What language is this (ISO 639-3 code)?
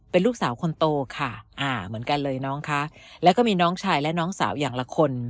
tha